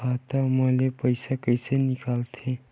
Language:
Chhattisgarhi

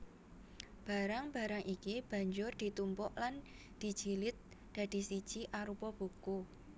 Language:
Javanese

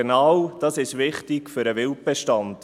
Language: Swiss German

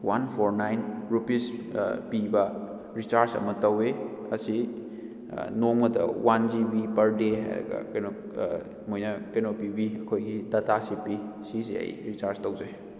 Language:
Manipuri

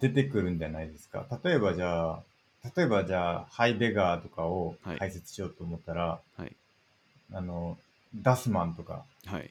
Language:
Japanese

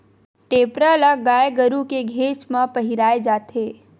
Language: Chhattisgarhi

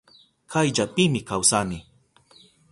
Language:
Southern Pastaza Quechua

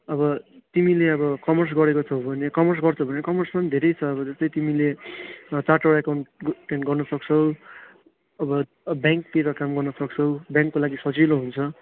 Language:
Nepali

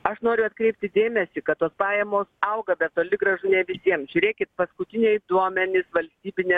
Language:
Lithuanian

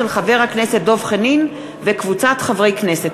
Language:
Hebrew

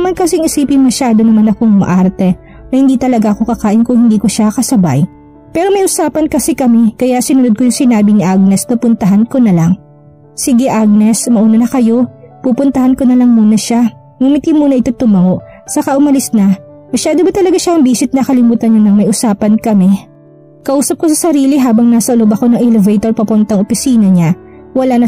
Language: Filipino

